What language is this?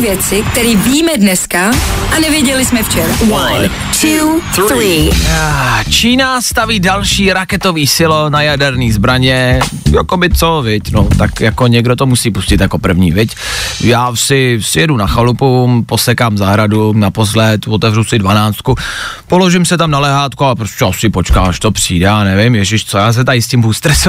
Czech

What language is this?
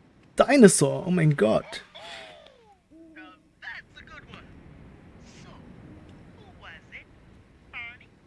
German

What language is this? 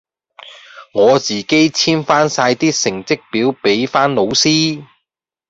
Cantonese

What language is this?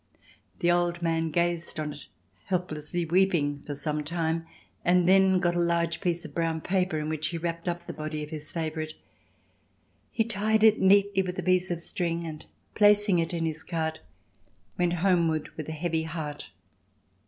English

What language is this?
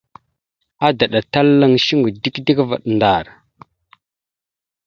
Mada (Cameroon)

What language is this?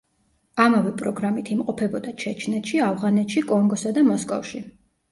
Georgian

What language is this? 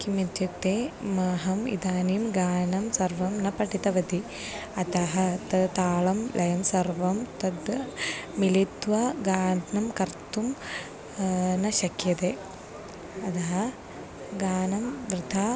Sanskrit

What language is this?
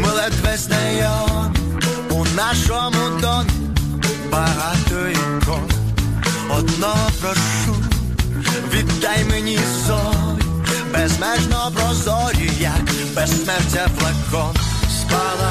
Ukrainian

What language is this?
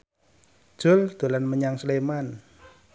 Javanese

